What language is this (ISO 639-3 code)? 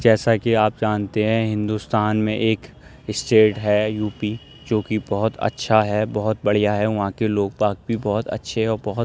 urd